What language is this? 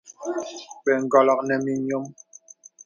Bebele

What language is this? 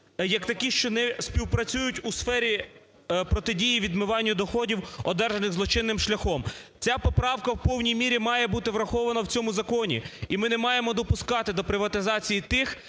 Ukrainian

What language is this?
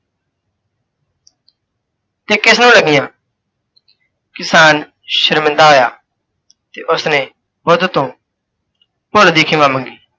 Punjabi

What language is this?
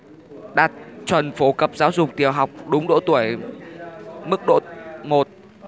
Vietnamese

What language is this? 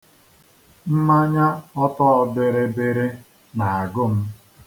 Igbo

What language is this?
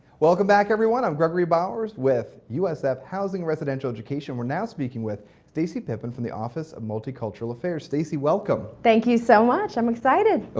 English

